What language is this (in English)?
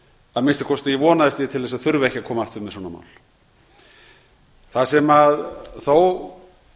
Icelandic